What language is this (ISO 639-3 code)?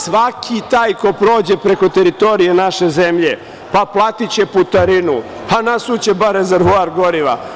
srp